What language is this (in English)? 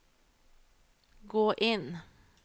Norwegian